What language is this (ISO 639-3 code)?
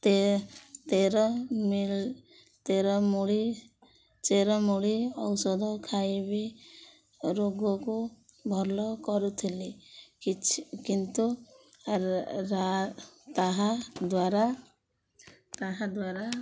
ori